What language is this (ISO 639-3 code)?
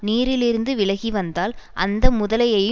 tam